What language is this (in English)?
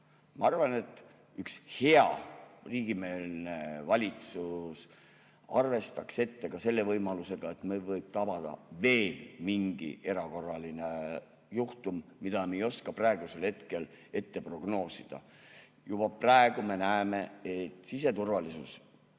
Estonian